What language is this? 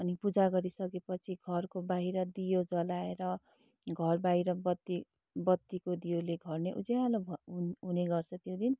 Nepali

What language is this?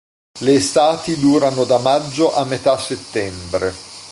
Italian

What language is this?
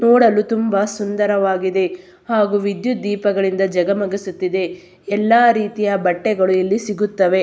Kannada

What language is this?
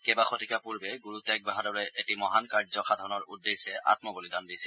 Assamese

